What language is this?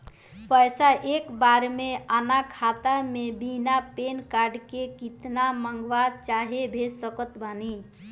Bhojpuri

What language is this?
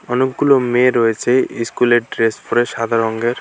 Bangla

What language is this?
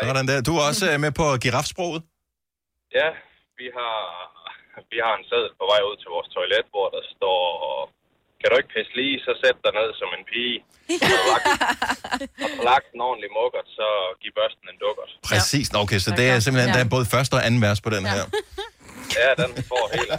Danish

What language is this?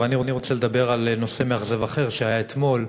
Hebrew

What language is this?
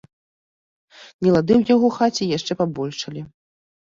Belarusian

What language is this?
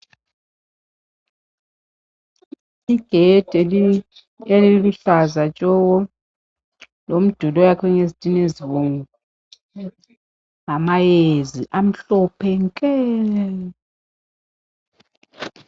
North Ndebele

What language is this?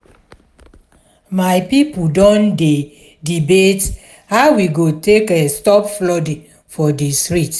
Nigerian Pidgin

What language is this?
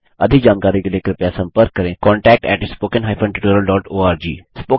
Hindi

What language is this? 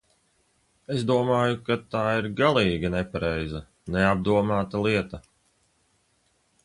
Latvian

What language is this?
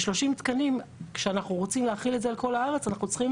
Hebrew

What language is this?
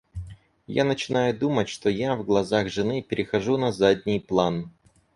Russian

